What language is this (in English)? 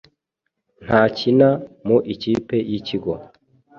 Kinyarwanda